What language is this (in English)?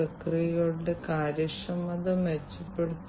Malayalam